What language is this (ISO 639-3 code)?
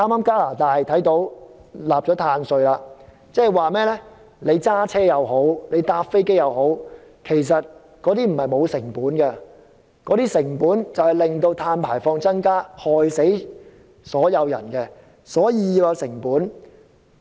yue